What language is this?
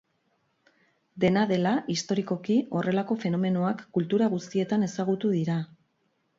Basque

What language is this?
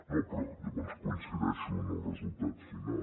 Catalan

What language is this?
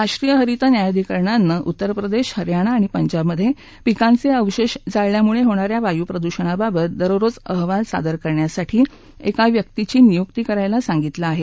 Marathi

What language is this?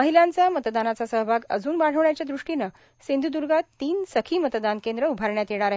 Marathi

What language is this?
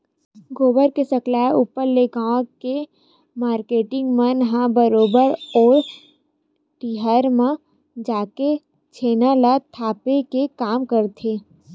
Chhattisgarhi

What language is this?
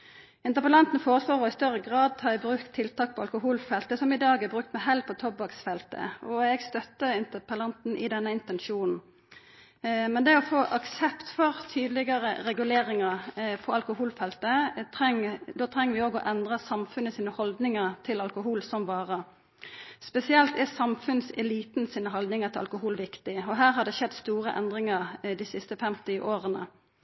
Norwegian Nynorsk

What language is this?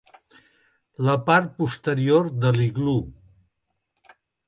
Catalan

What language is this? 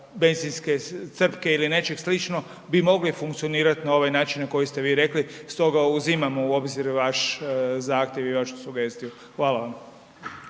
Croatian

